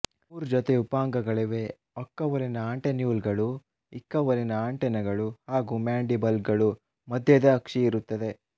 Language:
Kannada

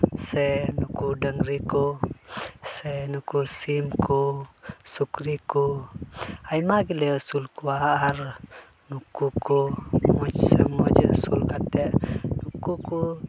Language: Santali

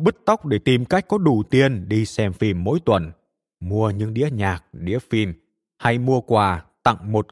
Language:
Vietnamese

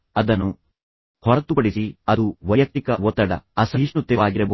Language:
Kannada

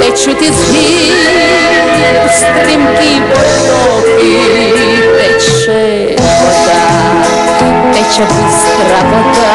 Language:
Greek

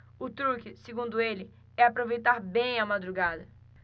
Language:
Portuguese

